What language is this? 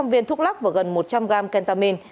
Vietnamese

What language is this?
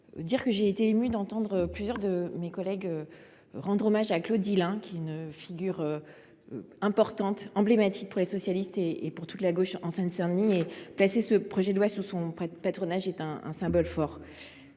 French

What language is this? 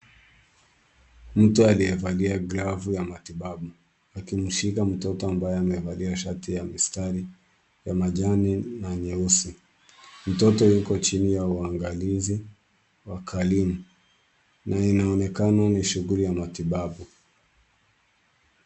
Swahili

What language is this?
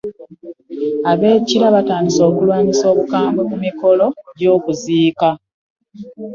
Ganda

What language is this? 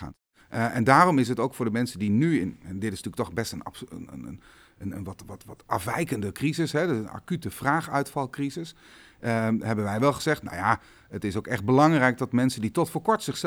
Dutch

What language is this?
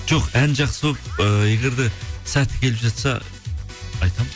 Kazakh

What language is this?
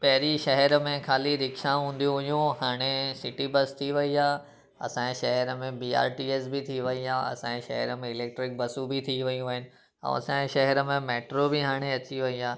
Sindhi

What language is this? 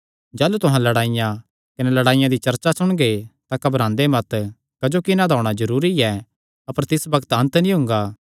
Kangri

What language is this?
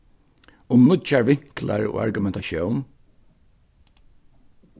Faroese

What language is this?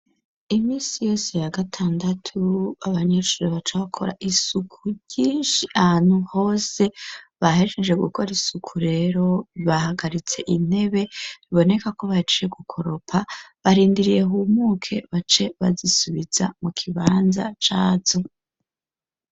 Rundi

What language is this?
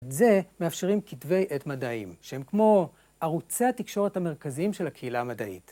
Hebrew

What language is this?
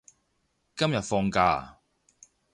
Cantonese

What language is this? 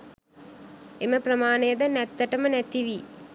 Sinhala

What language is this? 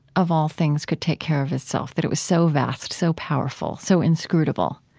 English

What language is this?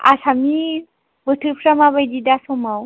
Bodo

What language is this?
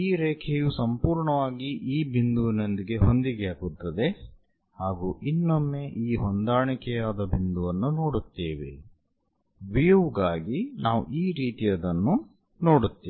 Kannada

